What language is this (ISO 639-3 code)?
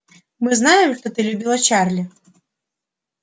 rus